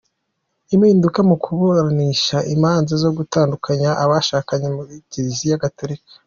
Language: Kinyarwanda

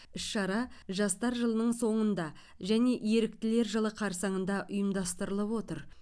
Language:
Kazakh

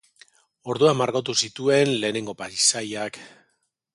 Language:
Basque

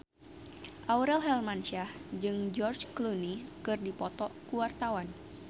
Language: Sundanese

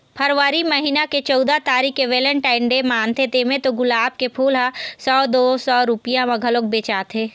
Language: Chhattisgarhi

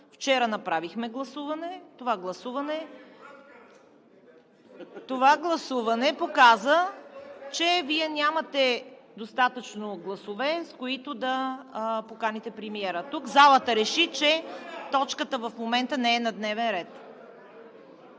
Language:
Bulgarian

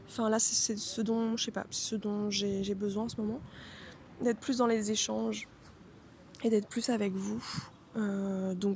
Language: French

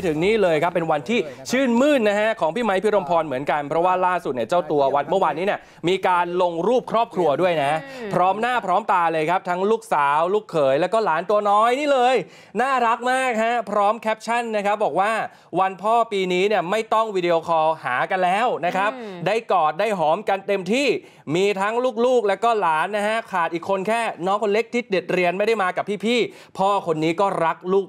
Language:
Thai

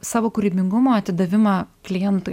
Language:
Lithuanian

